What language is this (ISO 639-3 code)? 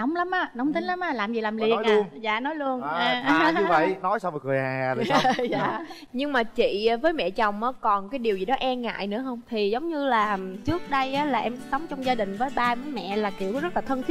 vie